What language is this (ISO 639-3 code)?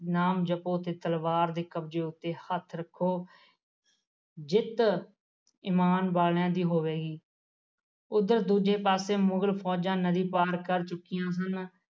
pan